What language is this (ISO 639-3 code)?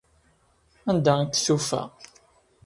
kab